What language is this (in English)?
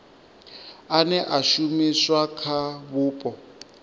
Venda